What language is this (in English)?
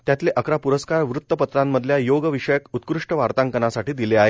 Marathi